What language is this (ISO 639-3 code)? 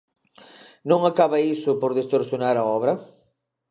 glg